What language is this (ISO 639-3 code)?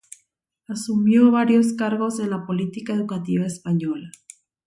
spa